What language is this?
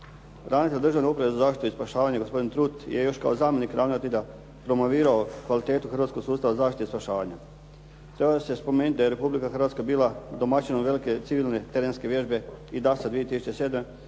Croatian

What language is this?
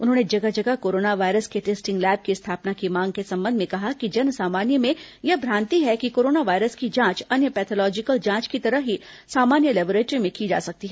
Hindi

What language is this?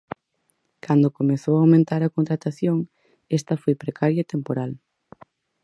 Galician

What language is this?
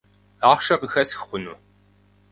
Kabardian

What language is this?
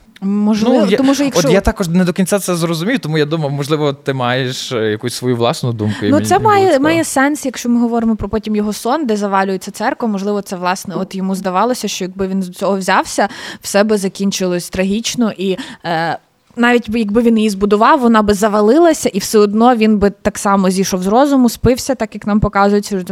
Ukrainian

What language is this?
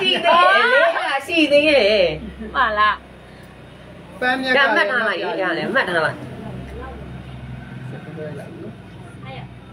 Thai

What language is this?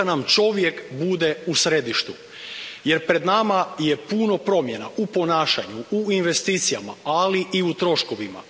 Croatian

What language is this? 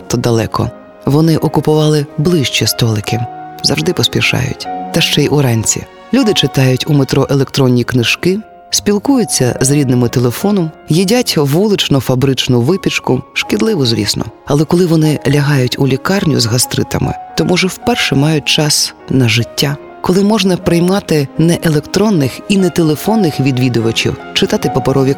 Ukrainian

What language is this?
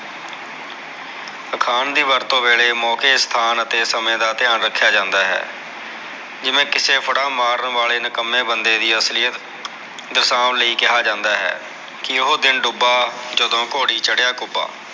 Punjabi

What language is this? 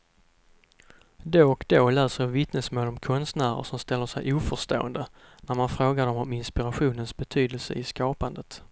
Swedish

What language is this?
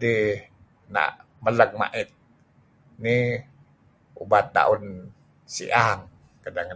Kelabit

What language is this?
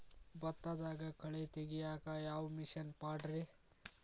Kannada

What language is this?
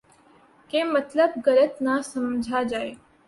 Urdu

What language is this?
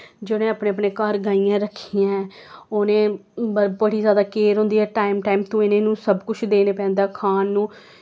Dogri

